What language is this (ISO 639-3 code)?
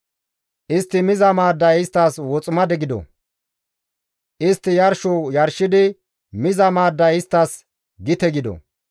gmv